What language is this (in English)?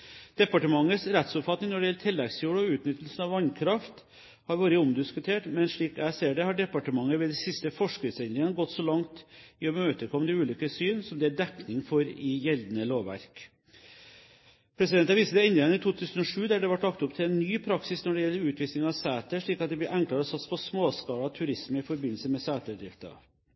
Norwegian Bokmål